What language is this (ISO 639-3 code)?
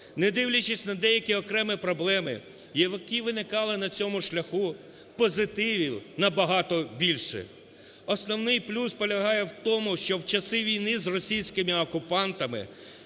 ukr